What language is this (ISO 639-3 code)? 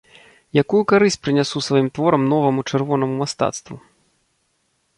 bel